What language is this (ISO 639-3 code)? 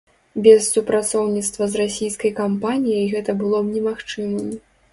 bel